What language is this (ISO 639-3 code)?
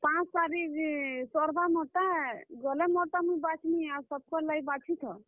ori